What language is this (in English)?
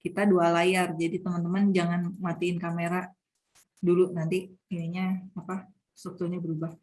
Indonesian